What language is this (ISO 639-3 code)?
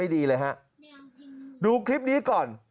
tha